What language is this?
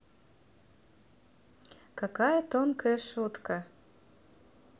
Russian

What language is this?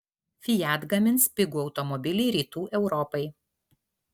Lithuanian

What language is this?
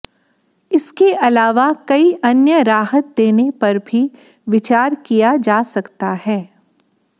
Hindi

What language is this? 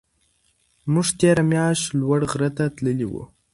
Pashto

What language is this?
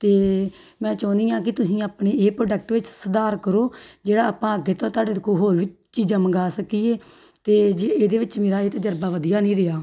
Punjabi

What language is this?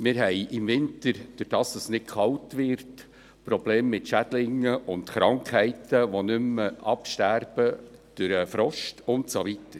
Swiss German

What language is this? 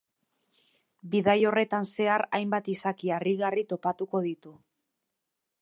Basque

